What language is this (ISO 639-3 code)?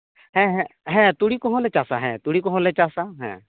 sat